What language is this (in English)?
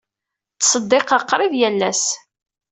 Kabyle